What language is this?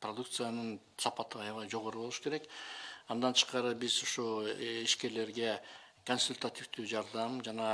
Russian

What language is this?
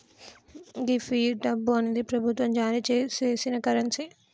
Telugu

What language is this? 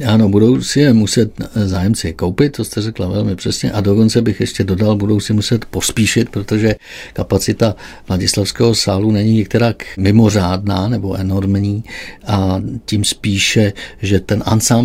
Czech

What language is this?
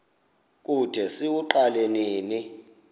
Xhosa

